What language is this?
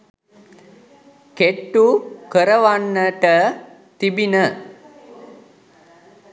Sinhala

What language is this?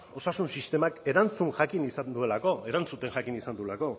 Basque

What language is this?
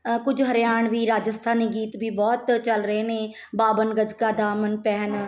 Punjabi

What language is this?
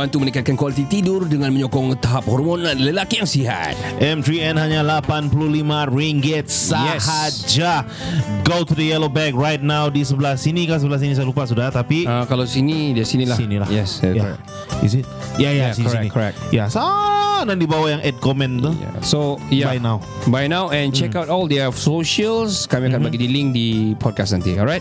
Malay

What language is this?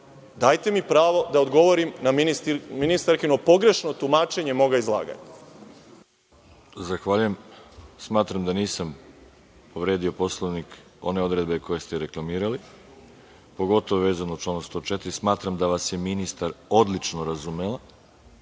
Serbian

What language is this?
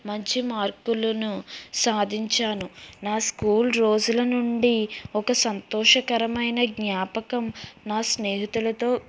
Telugu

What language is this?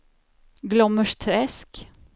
Swedish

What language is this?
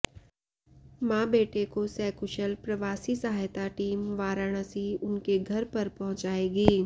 Hindi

